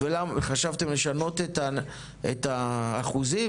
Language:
Hebrew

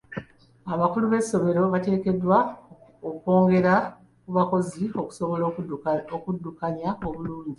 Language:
Ganda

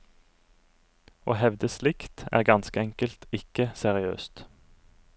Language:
Norwegian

